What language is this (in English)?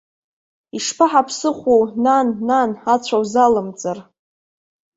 Abkhazian